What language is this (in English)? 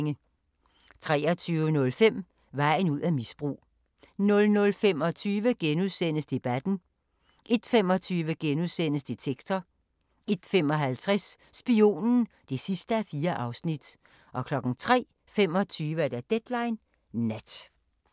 Danish